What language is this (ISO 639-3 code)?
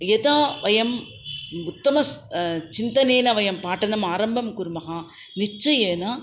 san